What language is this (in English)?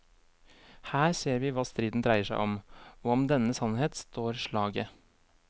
Norwegian